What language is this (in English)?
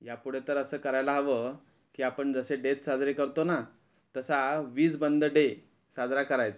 Marathi